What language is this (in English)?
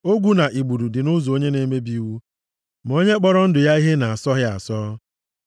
Igbo